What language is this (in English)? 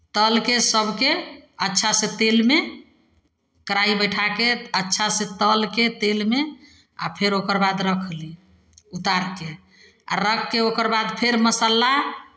Maithili